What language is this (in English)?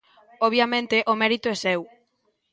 Galician